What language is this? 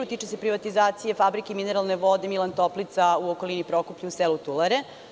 Serbian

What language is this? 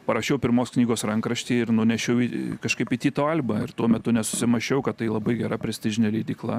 Lithuanian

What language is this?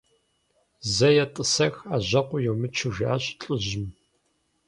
Kabardian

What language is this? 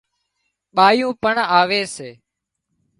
Wadiyara Koli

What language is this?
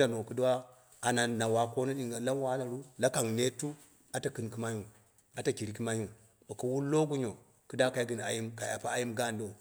Dera (Nigeria)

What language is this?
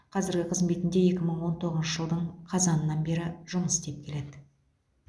Kazakh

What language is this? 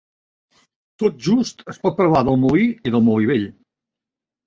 Catalan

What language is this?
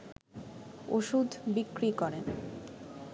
Bangla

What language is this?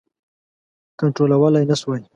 Pashto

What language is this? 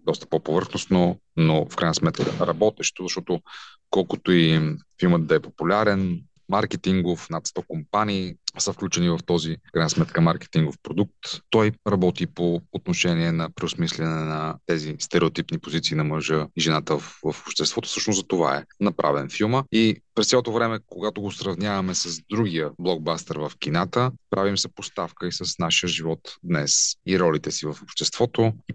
Bulgarian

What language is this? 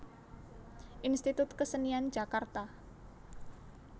Javanese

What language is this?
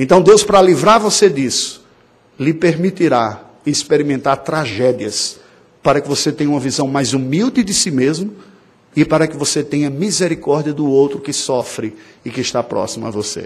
Portuguese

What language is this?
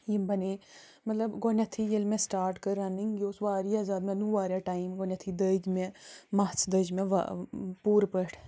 Kashmiri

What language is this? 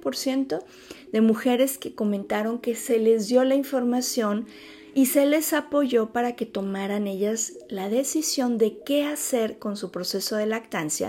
Spanish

